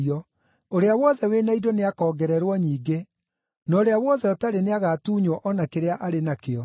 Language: Kikuyu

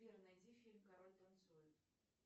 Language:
Russian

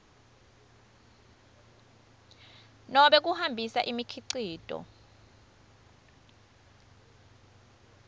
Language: Swati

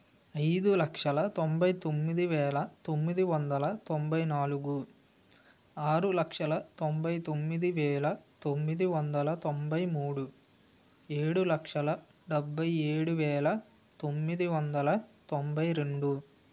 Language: Telugu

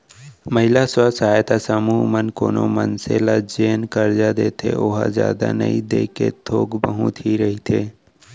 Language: Chhattisgarhi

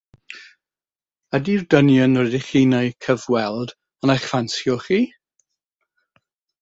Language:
Welsh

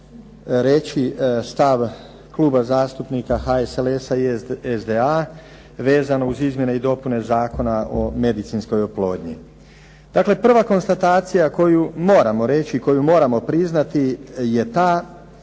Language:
Croatian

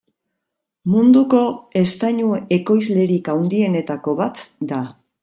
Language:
Basque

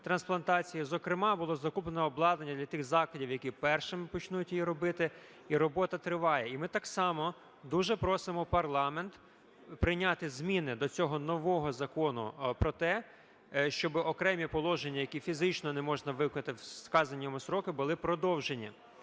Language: Ukrainian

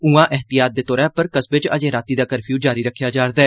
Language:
Dogri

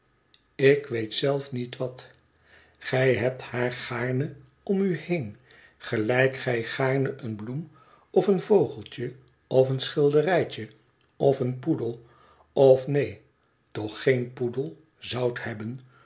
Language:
Dutch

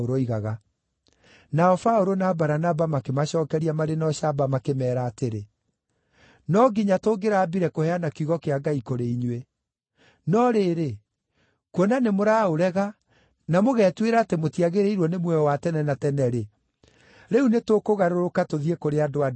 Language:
Kikuyu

